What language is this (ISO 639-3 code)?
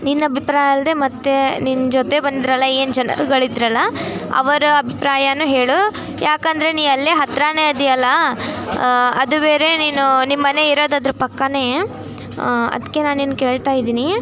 kan